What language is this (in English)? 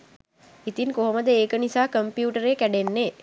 Sinhala